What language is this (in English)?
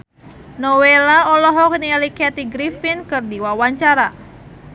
Sundanese